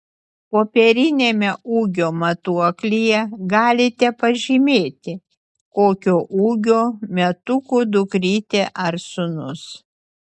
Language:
Lithuanian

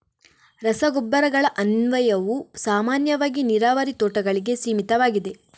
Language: Kannada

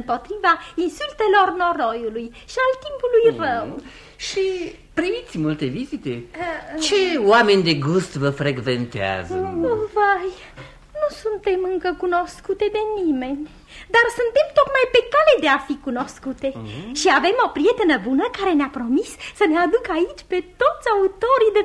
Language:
Romanian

